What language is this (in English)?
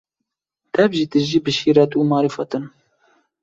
Kurdish